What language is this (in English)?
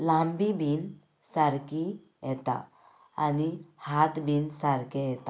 Konkani